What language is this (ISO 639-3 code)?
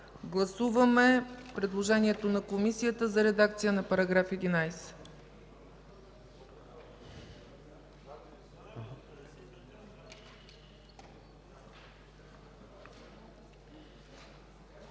bul